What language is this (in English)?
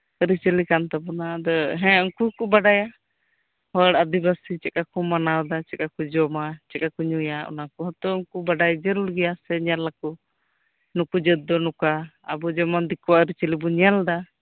Santali